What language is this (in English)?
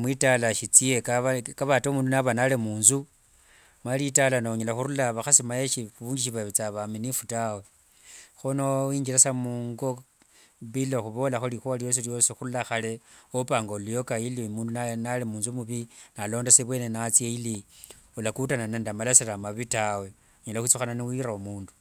Wanga